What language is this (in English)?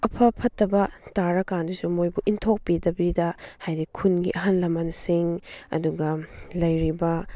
Manipuri